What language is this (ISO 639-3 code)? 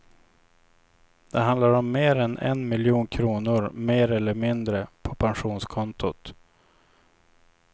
swe